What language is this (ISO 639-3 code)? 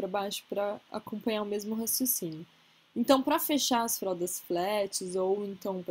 por